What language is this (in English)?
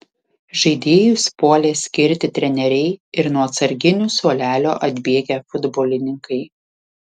Lithuanian